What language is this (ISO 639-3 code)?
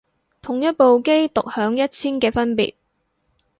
yue